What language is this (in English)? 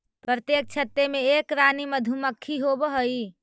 Magahi